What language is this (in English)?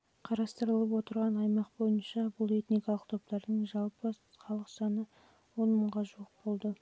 Kazakh